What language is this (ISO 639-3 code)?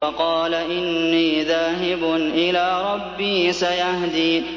ara